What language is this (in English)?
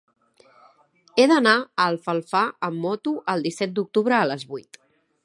Catalan